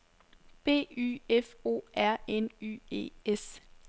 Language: Danish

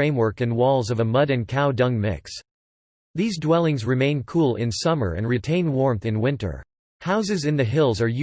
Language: English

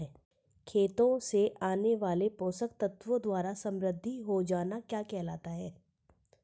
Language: Hindi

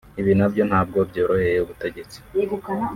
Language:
Kinyarwanda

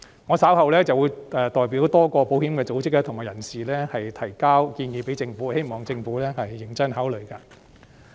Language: Cantonese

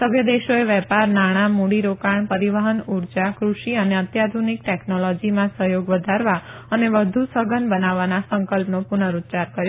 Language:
Gujarati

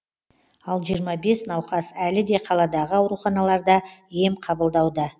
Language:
Kazakh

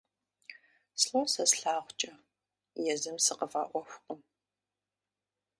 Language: Kabardian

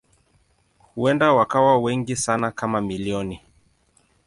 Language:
Swahili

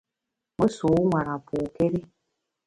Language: Bamun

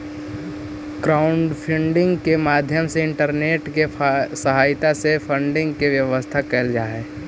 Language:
Magahi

